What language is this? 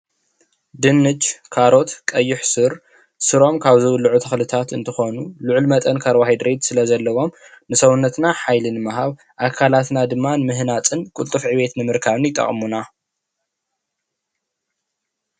Tigrinya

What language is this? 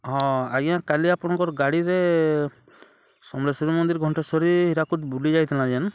Odia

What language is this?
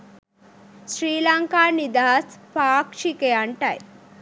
Sinhala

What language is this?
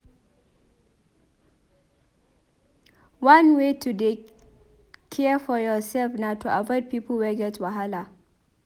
Nigerian Pidgin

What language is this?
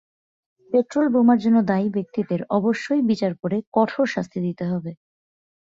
Bangla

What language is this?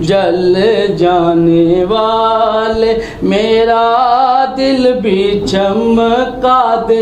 Arabic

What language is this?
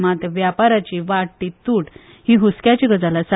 Konkani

